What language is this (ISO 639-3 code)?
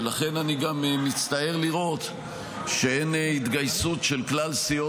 heb